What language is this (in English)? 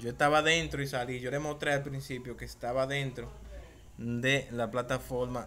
Spanish